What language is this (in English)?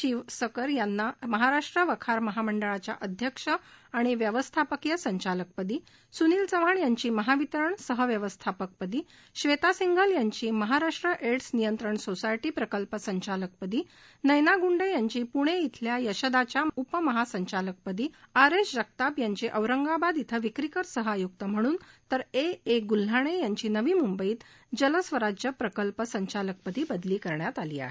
Marathi